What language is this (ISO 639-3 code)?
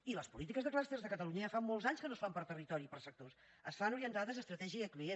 cat